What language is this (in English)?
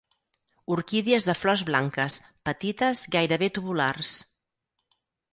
Catalan